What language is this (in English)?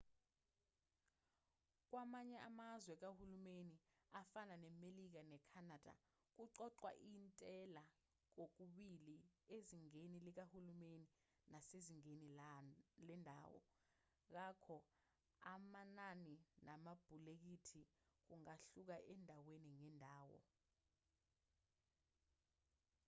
Zulu